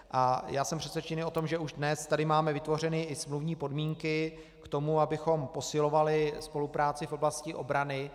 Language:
Czech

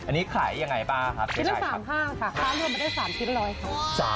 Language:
Thai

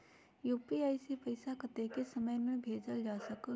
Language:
Magahi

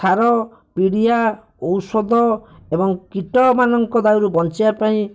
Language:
Odia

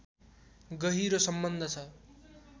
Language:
Nepali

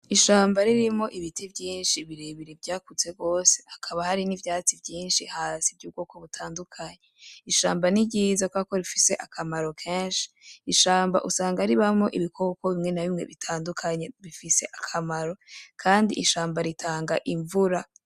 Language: Rundi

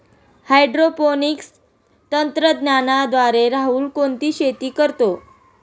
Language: Marathi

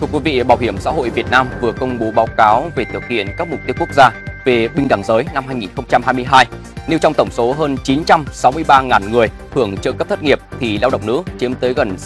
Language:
Vietnamese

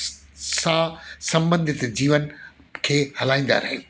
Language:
Sindhi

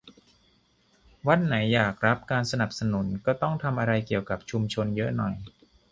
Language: Thai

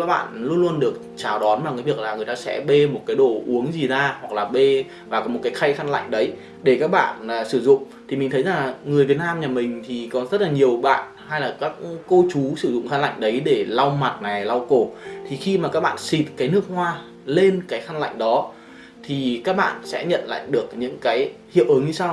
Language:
Vietnamese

